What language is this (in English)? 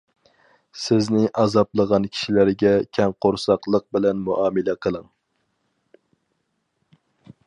Uyghur